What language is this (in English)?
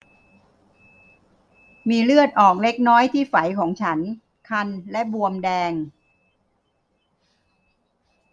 Thai